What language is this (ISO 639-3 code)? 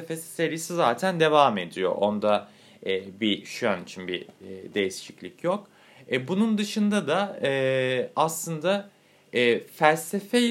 tur